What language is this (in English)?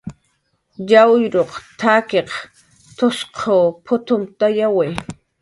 Jaqaru